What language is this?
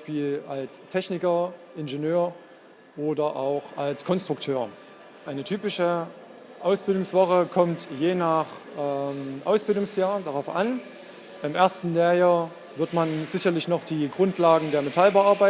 German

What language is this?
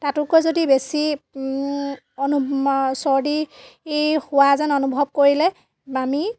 Assamese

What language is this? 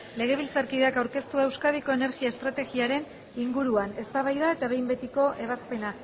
Basque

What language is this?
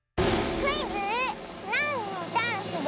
Japanese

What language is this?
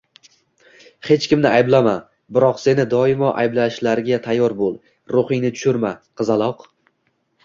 Uzbek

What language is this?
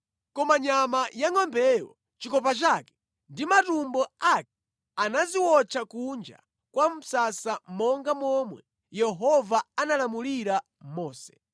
Nyanja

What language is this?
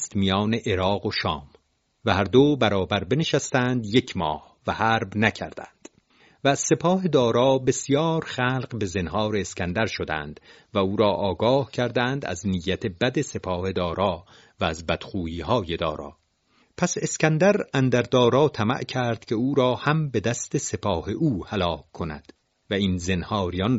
Persian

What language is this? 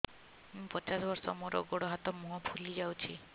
Odia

